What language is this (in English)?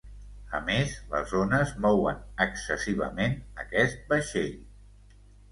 Catalan